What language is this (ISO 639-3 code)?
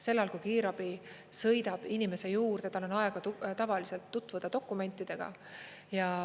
est